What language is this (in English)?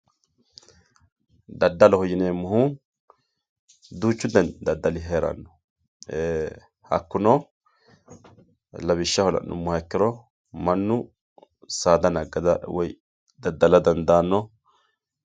Sidamo